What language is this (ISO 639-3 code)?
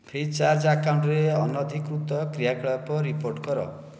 ori